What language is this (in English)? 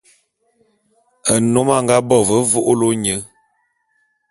Bulu